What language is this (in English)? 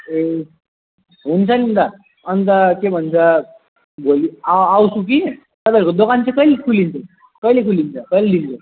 Nepali